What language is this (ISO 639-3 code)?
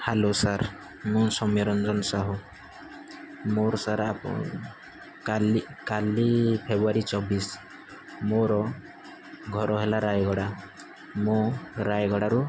ori